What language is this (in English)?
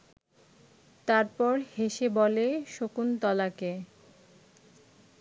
Bangla